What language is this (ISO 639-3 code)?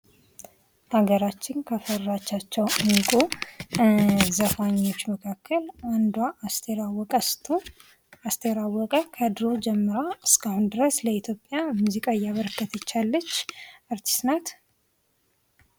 amh